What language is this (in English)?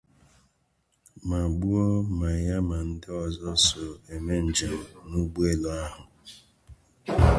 Igbo